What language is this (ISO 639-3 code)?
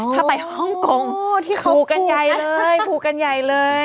tha